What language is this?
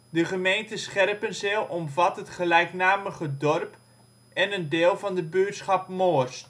Dutch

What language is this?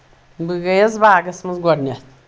Kashmiri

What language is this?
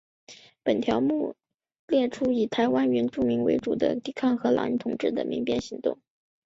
Chinese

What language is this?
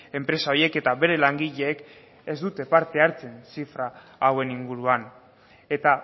Basque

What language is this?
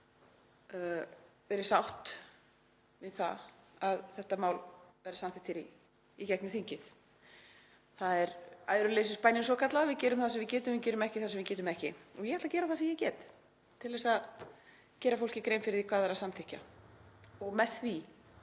Icelandic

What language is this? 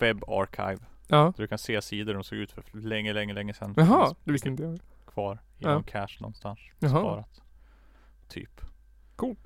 Swedish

